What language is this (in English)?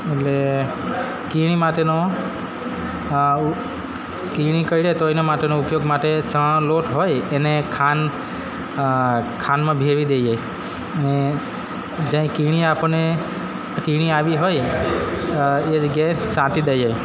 Gujarati